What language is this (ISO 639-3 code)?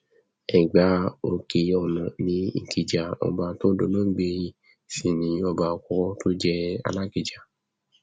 yor